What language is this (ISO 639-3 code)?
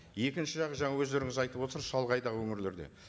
kaz